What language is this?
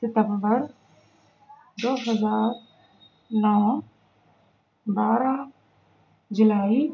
Urdu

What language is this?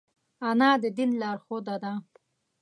Pashto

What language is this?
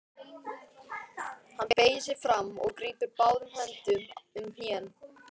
Icelandic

